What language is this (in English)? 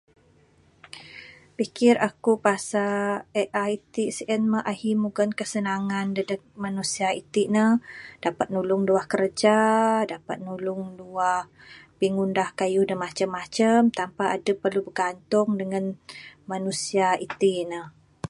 Bukar-Sadung Bidayuh